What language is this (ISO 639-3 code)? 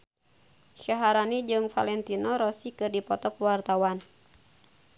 sun